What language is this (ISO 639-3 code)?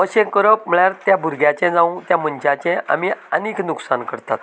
kok